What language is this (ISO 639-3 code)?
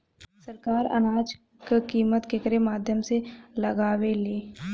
bho